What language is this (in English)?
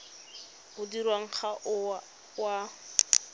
Tswana